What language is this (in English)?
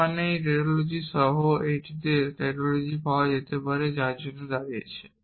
Bangla